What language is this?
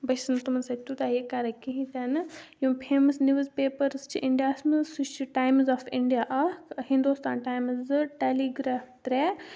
Kashmiri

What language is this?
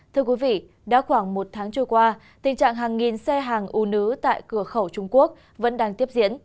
Vietnamese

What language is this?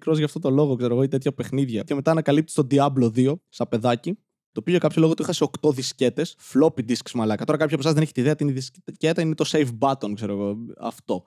Greek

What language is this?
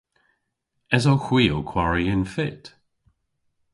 Cornish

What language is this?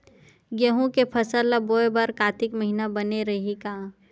Chhattisgarhi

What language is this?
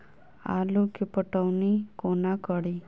Maithili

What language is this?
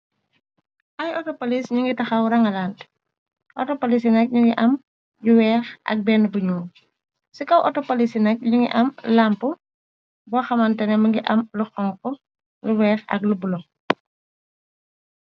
Wolof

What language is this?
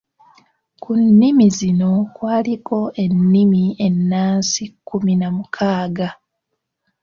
Ganda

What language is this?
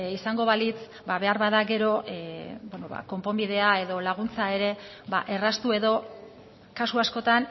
Basque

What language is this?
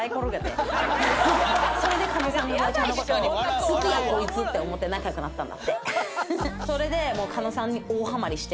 Japanese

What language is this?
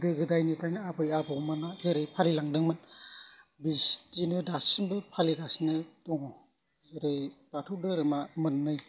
Bodo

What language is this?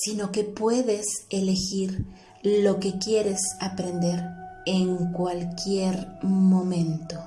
Spanish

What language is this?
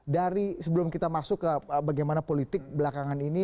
Indonesian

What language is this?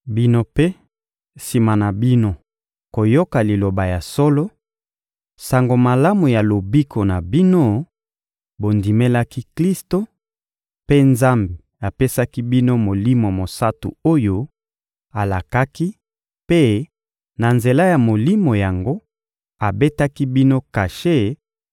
Lingala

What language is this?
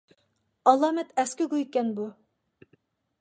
Uyghur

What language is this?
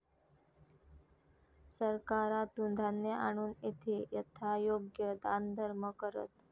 Marathi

